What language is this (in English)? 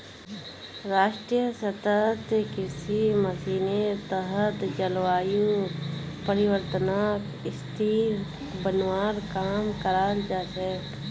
Magahi